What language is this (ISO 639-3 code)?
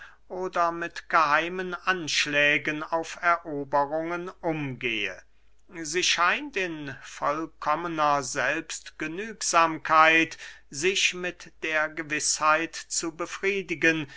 deu